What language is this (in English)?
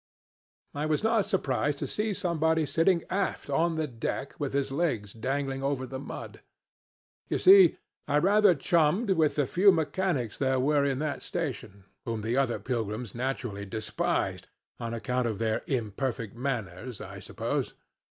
English